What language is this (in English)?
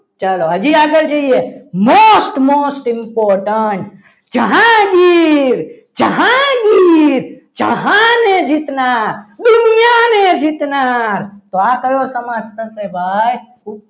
Gujarati